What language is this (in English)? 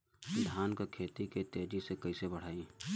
Bhojpuri